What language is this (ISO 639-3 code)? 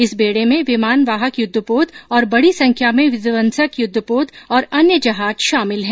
hin